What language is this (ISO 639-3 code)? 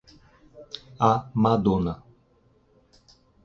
por